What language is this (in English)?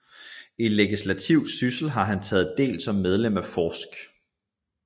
Danish